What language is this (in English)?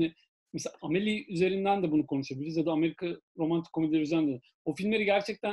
Turkish